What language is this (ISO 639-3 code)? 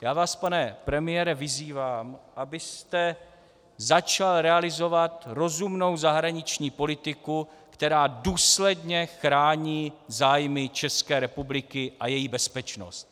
ces